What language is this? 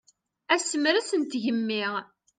Kabyle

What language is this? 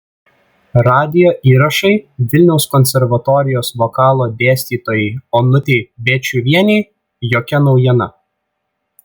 Lithuanian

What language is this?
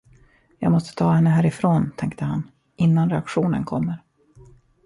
Swedish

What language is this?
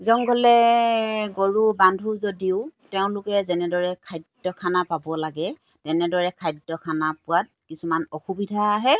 Assamese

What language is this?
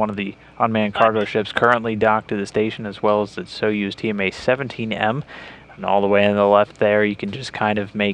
English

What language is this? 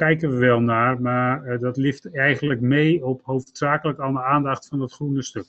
Dutch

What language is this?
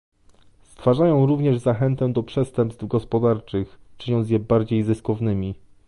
Polish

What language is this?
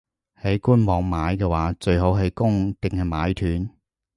Cantonese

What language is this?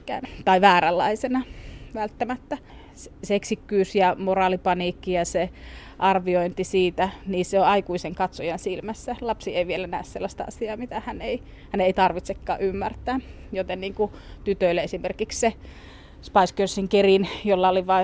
Finnish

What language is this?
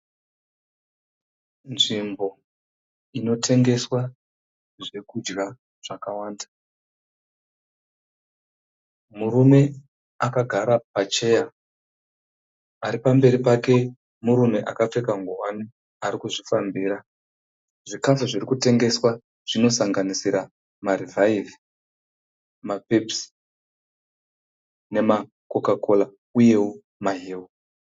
Shona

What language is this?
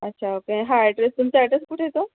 Marathi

